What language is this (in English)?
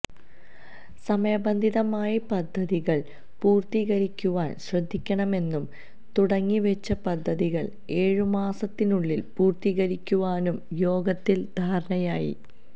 Malayalam